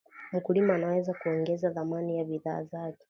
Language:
Swahili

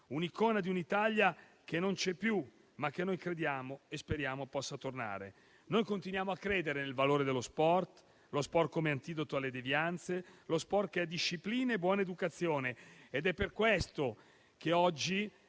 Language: Italian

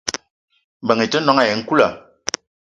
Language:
Eton (Cameroon)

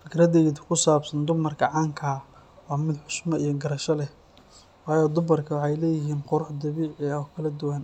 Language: Somali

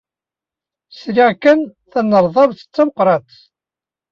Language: Kabyle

